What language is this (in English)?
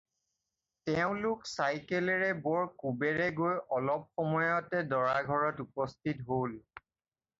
Assamese